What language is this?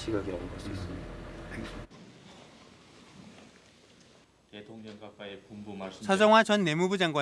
Korean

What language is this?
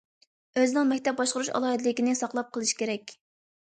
Uyghur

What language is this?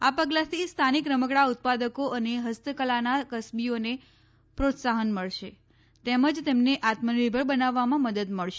Gujarati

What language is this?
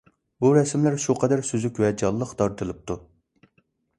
Uyghur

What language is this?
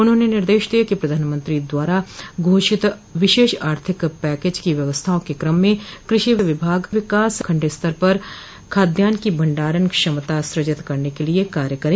Hindi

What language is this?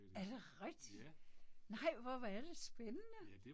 Danish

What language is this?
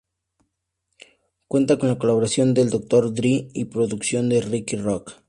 Spanish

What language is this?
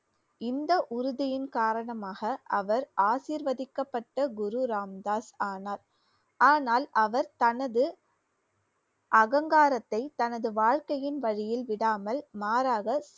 Tamil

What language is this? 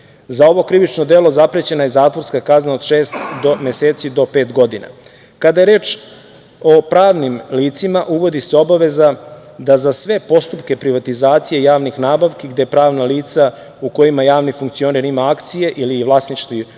Serbian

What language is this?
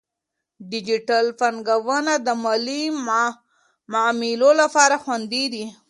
Pashto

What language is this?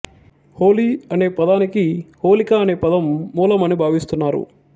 Telugu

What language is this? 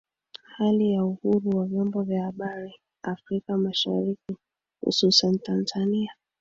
Swahili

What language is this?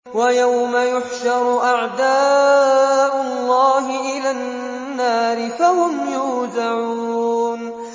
Arabic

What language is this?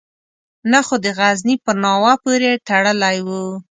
Pashto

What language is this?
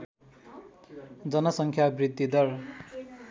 Nepali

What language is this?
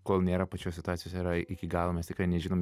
Lithuanian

